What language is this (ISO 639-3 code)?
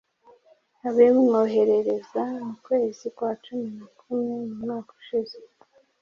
kin